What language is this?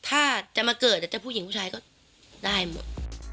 Thai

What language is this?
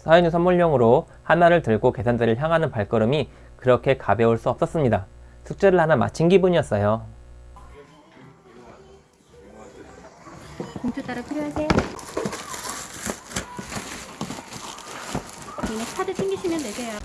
Korean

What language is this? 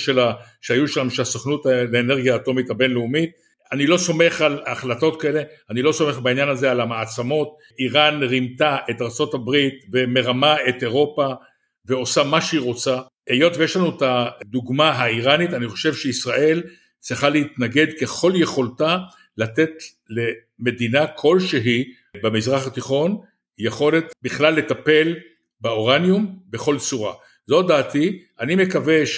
Hebrew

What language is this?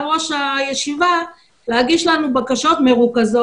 Hebrew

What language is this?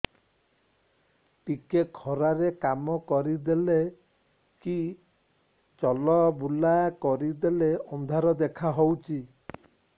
Odia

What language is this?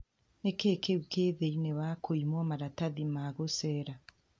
Kikuyu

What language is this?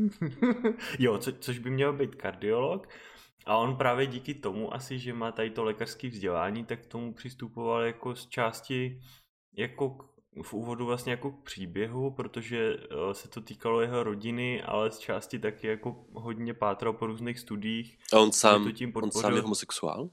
Czech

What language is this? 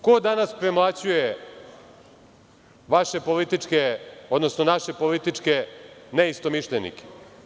Serbian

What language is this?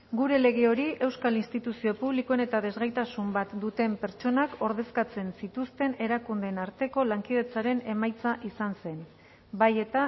Basque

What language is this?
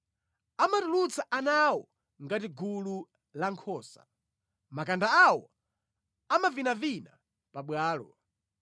Nyanja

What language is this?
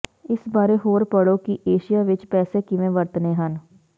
Punjabi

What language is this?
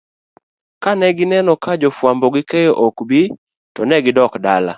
Luo (Kenya and Tanzania)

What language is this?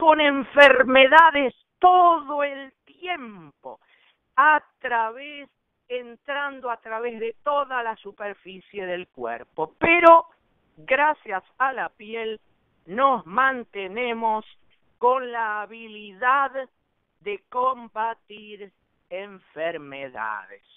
Spanish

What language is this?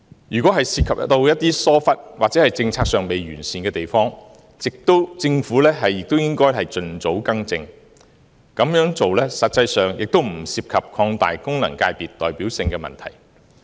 Cantonese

